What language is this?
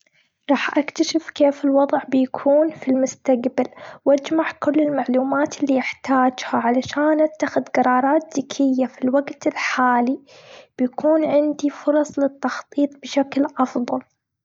Gulf Arabic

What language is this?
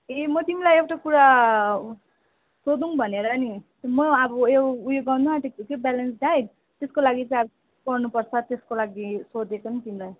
Nepali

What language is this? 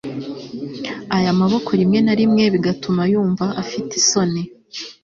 Kinyarwanda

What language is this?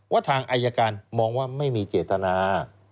Thai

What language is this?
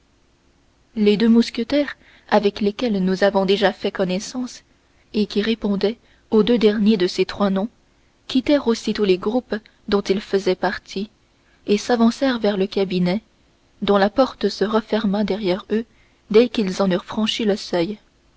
French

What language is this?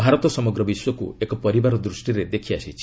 Odia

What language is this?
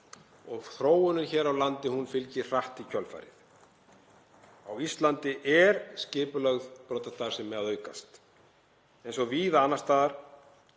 Icelandic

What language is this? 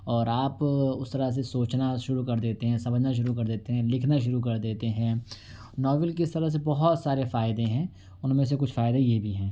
Urdu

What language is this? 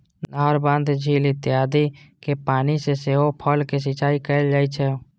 Maithili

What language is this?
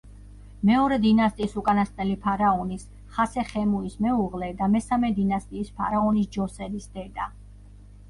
Georgian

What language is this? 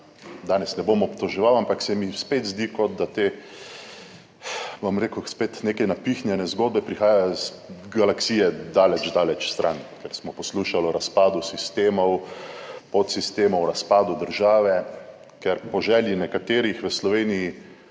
Slovenian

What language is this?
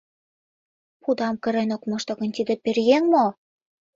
Mari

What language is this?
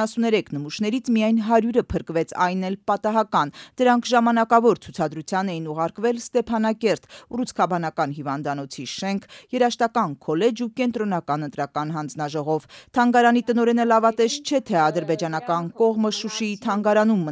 Romanian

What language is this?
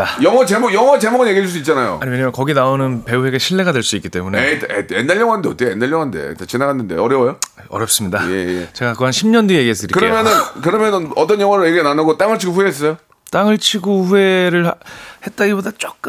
Korean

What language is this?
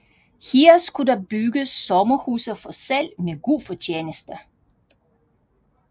Danish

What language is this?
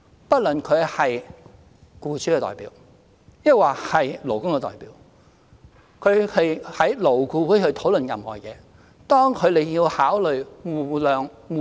Cantonese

